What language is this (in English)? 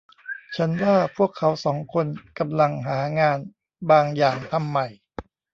Thai